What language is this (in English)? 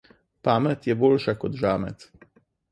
Slovenian